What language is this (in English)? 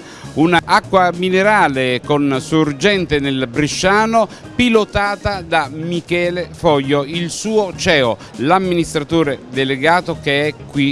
Italian